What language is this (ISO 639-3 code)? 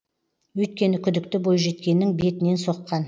kaz